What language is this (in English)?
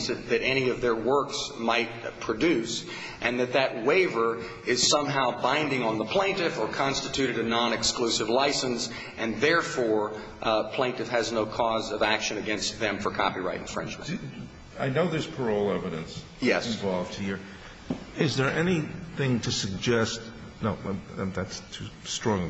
English